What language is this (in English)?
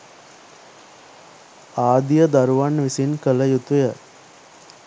Sinhala